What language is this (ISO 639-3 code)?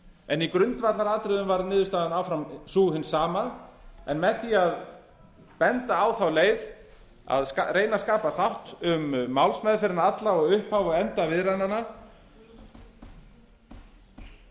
isl